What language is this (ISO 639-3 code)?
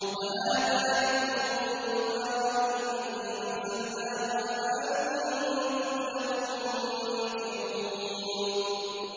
ara